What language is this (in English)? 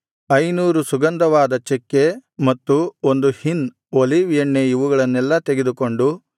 Kannada